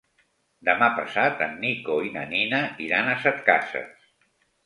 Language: Catalan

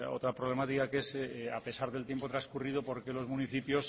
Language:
Spanish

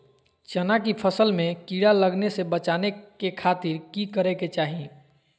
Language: Magahi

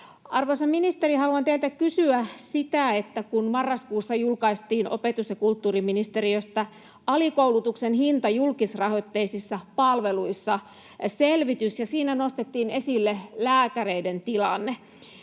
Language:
Finnish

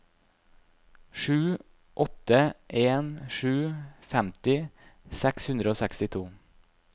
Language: Norwegian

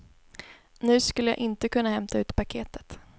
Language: Swedish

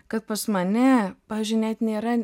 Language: Lithuanian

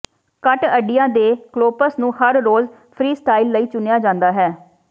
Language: Punjabi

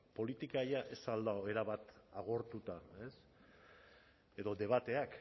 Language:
Basque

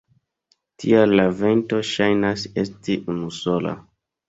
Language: Esperanto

